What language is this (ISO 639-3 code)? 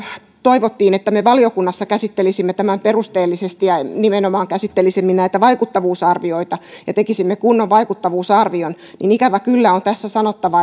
fin